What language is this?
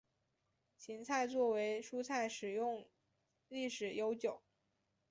Chinese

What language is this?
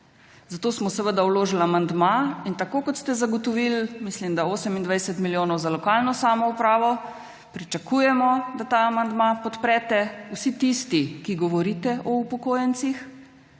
Slovenian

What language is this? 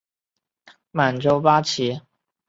Chinese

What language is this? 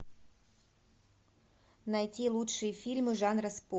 Russian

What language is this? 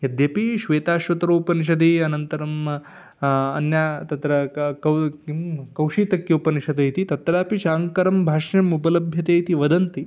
Sanskrit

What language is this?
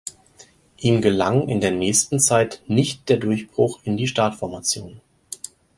German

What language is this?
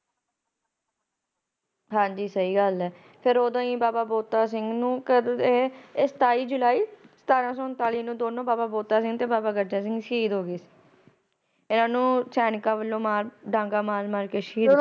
Punjabi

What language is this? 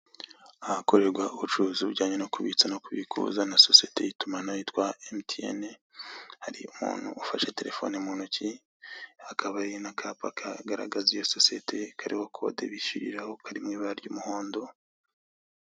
Kinyarwanda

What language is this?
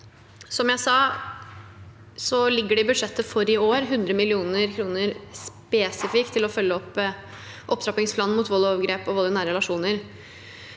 Norwegian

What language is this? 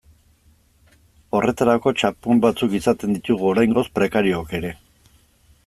Basque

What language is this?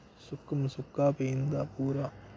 Dogri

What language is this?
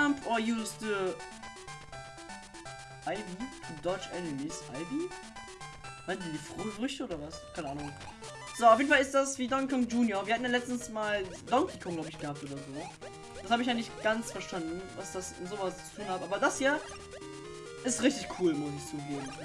German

